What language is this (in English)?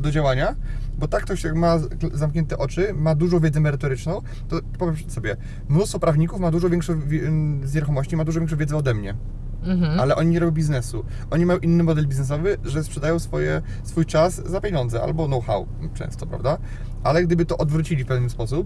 Polish